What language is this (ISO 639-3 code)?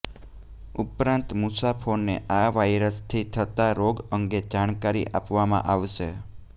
guj